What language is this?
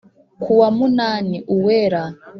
Kinyarwanda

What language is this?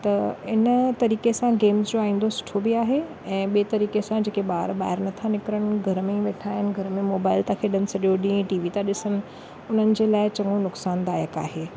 Sindhi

